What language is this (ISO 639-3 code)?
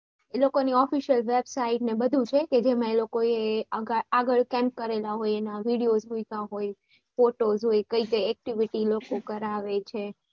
guj